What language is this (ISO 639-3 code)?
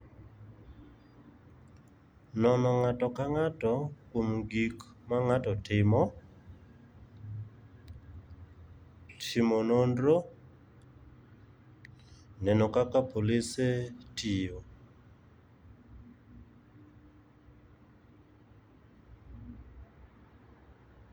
luo